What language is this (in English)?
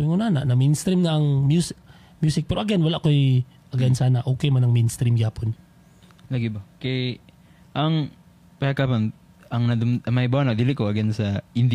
Filipino